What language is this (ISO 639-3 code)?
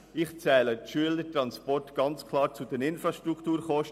gsw